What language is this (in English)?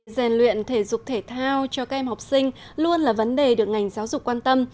Vietnamese